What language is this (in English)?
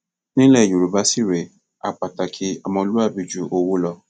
Yoruba